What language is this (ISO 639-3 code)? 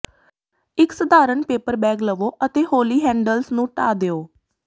pan